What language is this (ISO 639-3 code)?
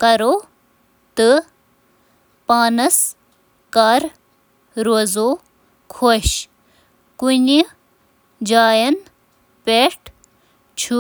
kas